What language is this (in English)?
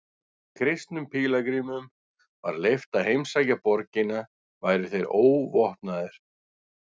Icelandic